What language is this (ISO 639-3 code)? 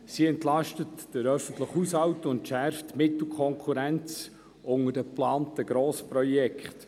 gsw